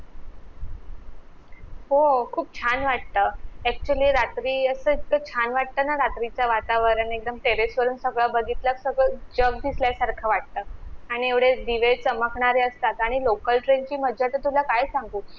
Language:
Marathi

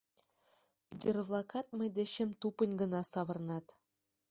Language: Mari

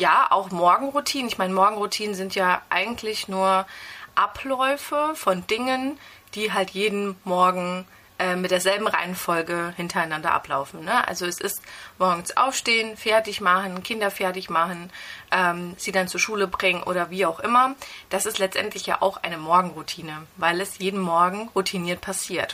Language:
German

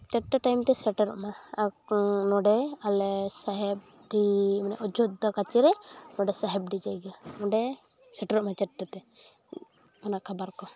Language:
Santali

